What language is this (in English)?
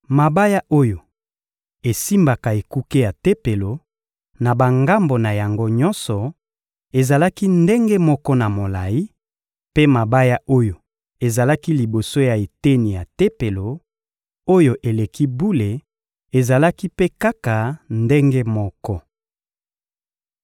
Lingala